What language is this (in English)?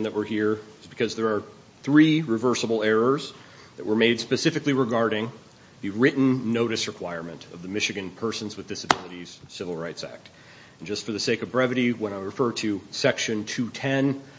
English